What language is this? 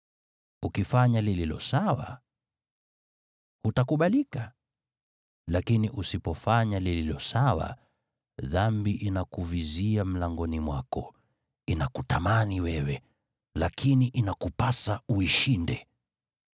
Swahili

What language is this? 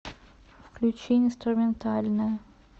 Russian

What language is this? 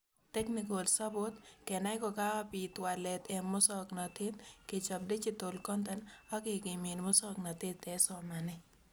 Kalenjin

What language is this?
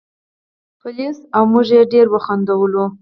Pashto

